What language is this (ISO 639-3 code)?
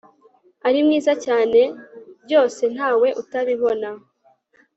kin